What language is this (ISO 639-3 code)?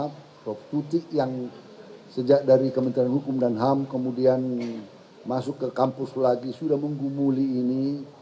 ind